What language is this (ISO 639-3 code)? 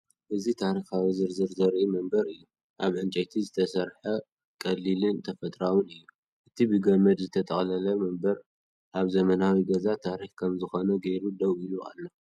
tir